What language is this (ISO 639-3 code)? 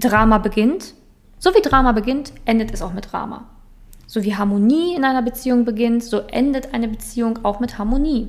deu